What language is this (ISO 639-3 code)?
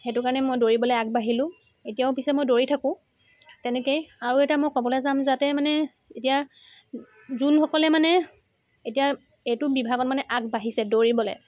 asm